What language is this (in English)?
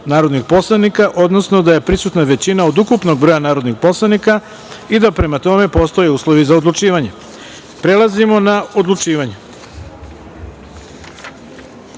Serbian